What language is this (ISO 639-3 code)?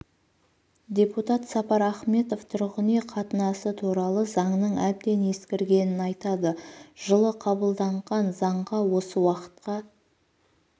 kaz